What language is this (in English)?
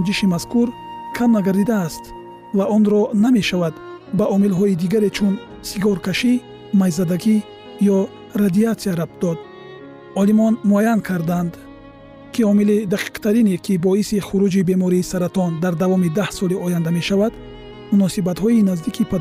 Persian